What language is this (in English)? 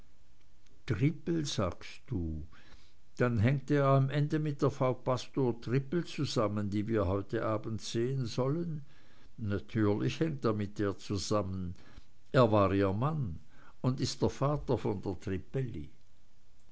German